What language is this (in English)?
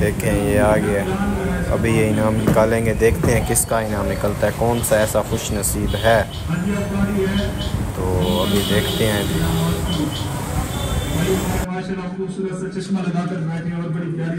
Hindi